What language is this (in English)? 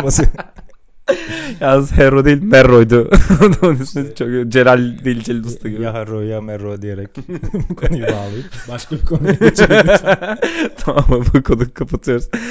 Turkish